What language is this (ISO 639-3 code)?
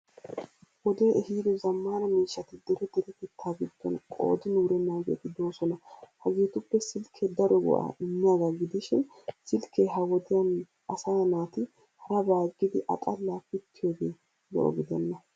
wal